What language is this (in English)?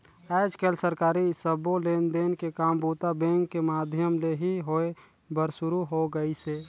Chhattisgarhi